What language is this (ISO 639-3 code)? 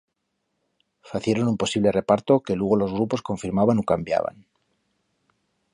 arg